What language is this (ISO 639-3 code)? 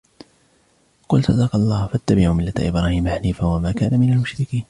ara